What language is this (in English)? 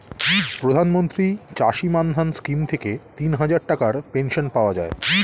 Bangla